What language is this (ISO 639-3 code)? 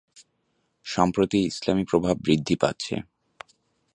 ben